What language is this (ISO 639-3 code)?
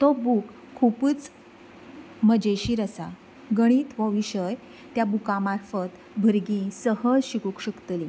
kok